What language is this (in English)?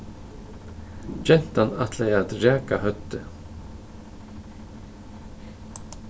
Faroese